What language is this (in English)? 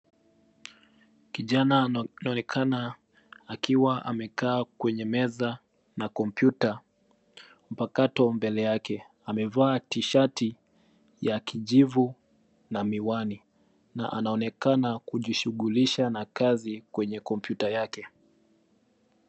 Swahili